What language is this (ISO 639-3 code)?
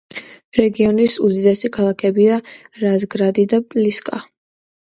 kat